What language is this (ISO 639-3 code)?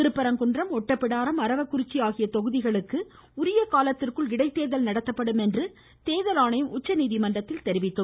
tam